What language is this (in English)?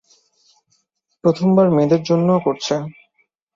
Bangla